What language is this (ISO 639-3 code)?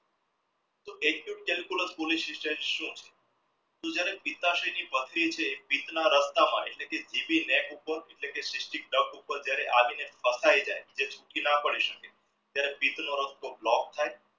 guj